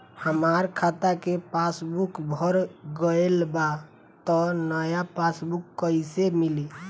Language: Bhojpuri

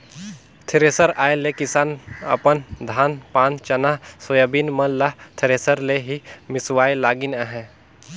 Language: Chhattisgarhi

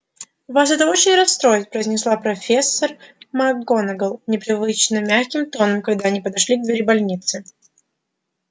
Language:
Russian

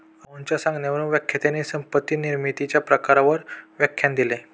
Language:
Marathi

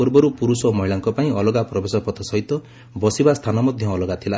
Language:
Odia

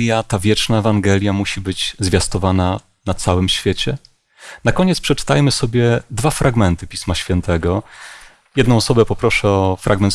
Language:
Polish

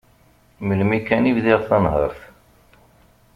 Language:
Kabyle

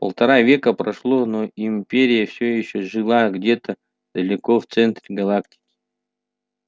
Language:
Russian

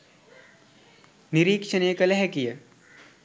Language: Sinhala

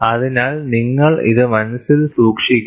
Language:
Malayalam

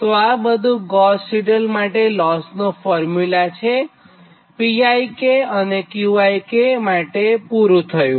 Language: Gujarati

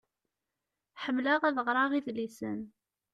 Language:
Kabyle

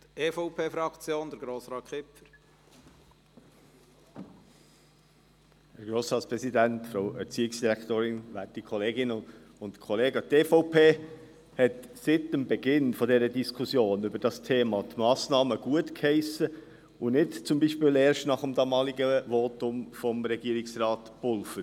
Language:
Swiss German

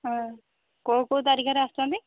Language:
Odia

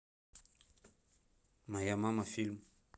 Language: Russian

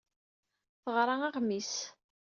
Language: Kabyle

